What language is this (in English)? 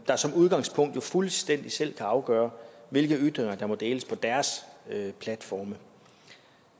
Danish